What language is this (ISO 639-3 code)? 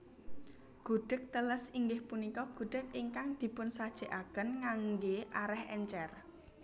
jav